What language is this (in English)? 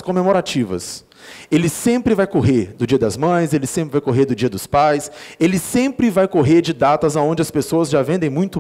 Portuguese